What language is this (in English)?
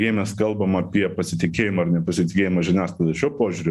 Lithuanian